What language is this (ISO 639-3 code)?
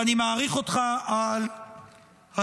heb